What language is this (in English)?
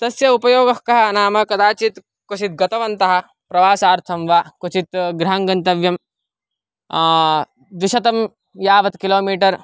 Sanskrit